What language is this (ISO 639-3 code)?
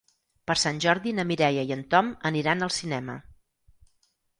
cat